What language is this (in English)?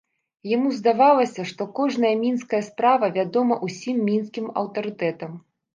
Belarusian